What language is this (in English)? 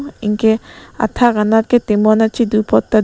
Karbi